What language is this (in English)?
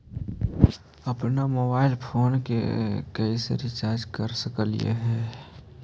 Magahi